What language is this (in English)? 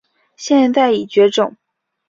Chinese